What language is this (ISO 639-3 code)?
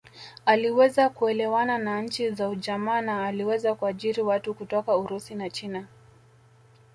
swa